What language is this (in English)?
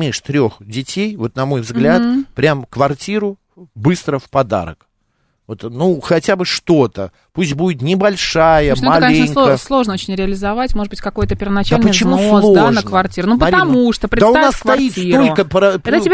Russian